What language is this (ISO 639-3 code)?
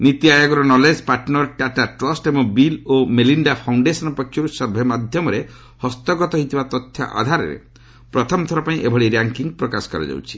ori